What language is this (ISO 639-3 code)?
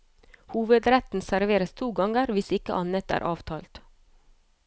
nor